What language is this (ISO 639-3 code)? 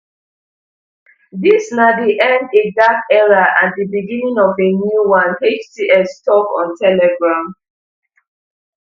pcm